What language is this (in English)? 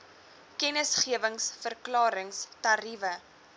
Afrikaans